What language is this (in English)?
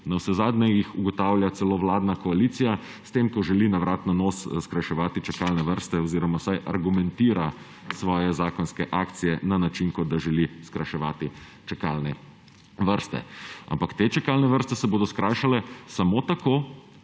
Slovenian